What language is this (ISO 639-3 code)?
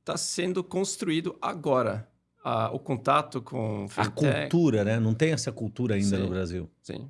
por